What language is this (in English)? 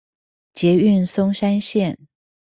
Chinese